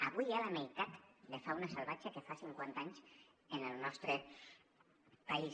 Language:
Catalan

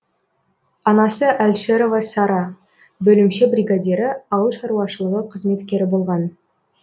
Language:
Kazakh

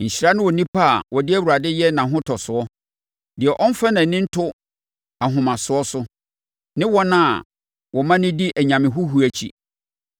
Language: Akan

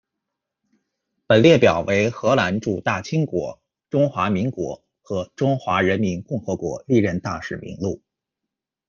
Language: Chinese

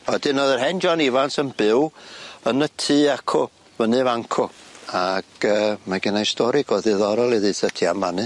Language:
Welsh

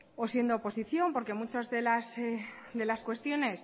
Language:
Spanish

